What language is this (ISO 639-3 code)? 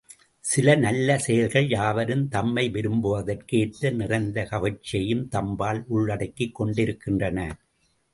tam